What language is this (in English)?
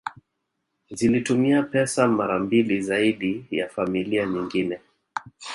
Swahili